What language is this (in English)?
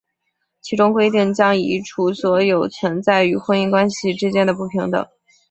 Chinese